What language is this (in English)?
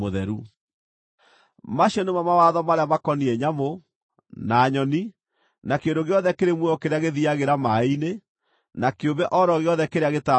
Kikuyu